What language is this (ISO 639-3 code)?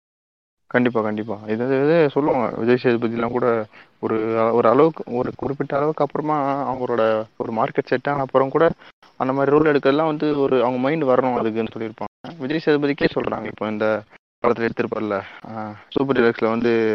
tam